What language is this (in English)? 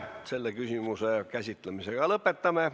Estonian